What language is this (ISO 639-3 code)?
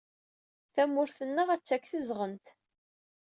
kab